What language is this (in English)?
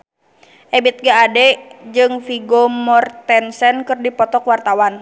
Sundanese